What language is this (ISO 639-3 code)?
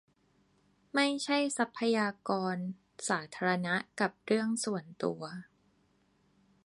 tha